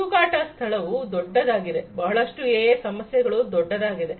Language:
Kannada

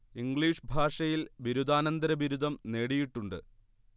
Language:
Malayalam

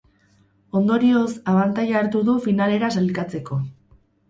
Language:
Basque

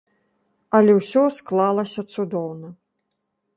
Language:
Belarusian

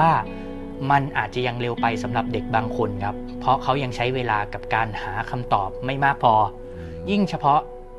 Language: Thai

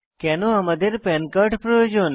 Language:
Bangla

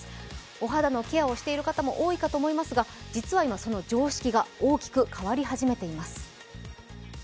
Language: Japanese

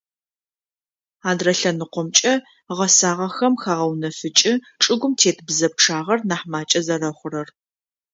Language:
Adyghe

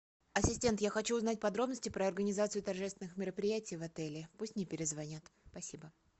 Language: Russian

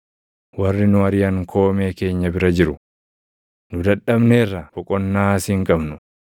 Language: Oromo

